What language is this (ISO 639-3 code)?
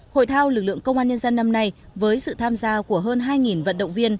vie